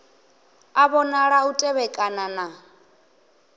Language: Venda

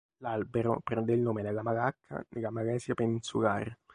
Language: Italian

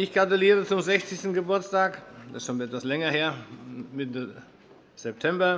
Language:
German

